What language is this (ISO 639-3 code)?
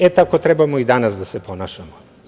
srp